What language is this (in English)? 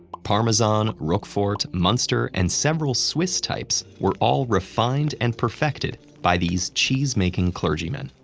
English